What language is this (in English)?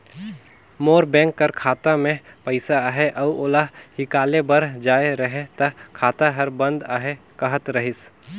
Chhattisgarhi